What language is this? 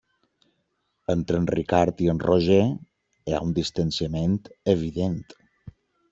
Catalan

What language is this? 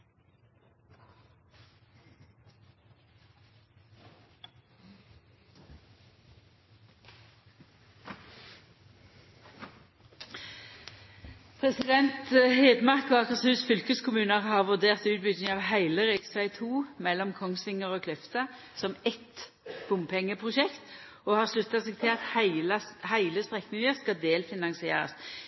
Norwegian Nynorsk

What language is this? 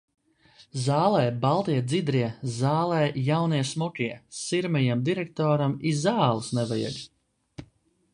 Latvian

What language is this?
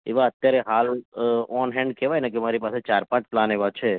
Gujarati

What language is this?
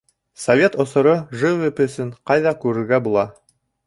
Bashkir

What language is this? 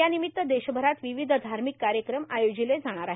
Marathi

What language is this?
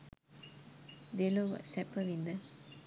Sinhala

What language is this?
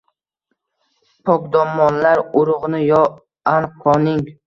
Uzbek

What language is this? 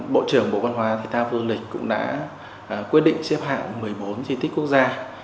Vietnamese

